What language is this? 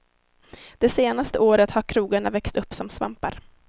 Swedish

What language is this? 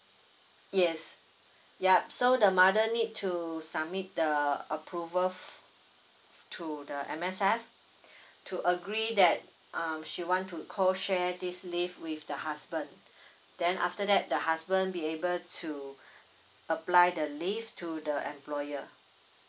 English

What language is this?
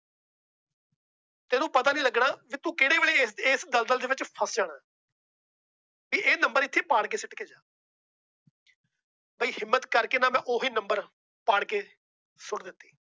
Punjabi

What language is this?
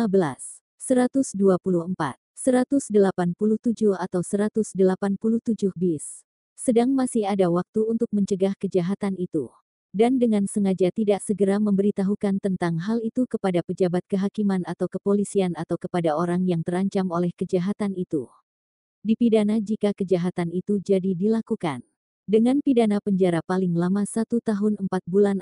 Indonesian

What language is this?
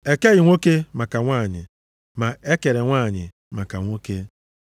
Igbo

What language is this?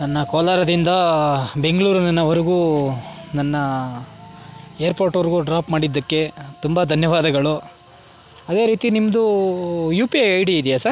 Kannada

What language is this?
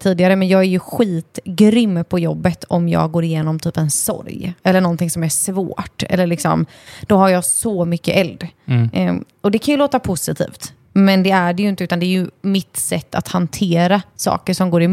Swedish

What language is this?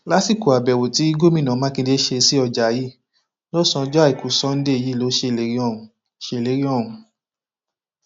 Yoruba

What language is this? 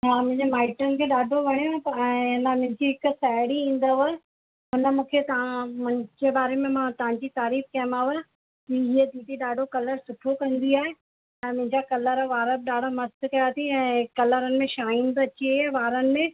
Sindhi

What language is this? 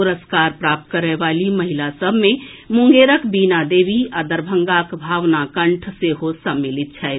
Maithili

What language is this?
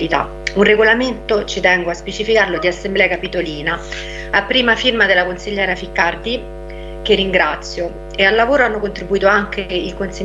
Italian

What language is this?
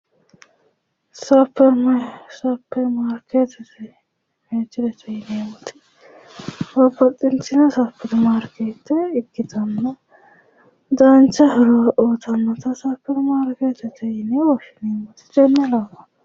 Sidamo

